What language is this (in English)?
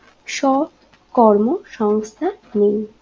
Bangla